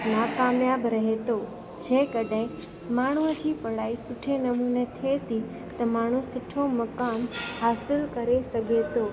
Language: Sindhi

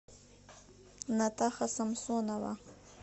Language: Russian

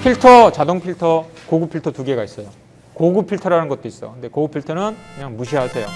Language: Korean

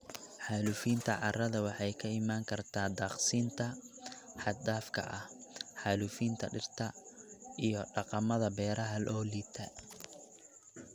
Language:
Somali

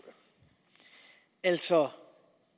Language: Danish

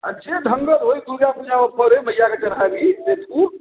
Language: Maithili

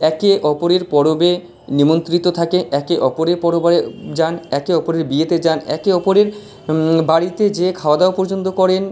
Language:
Bangla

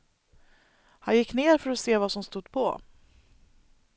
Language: Swedish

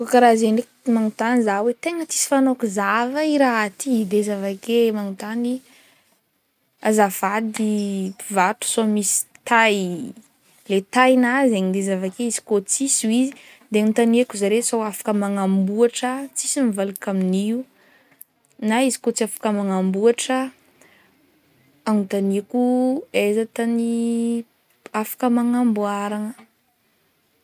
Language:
Northern Betsimisaraka Malagasy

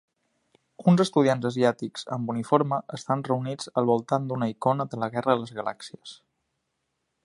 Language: Catalan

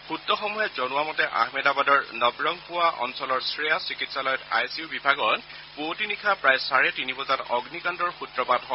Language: Assamese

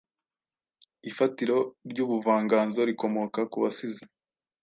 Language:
Kinyarwanda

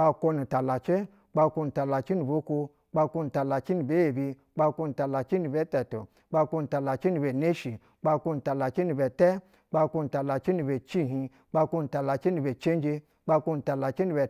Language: Basa (Nigeria)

